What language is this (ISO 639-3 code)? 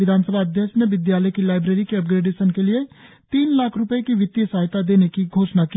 hin